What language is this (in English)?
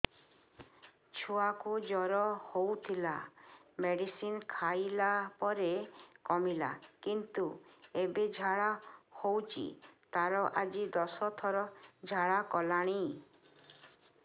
Odia